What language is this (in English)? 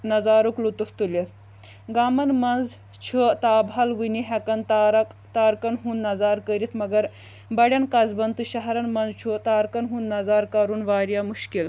Kashmiri